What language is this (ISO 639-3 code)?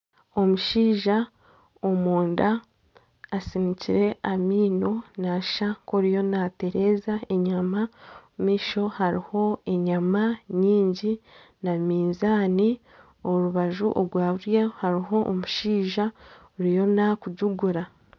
nyn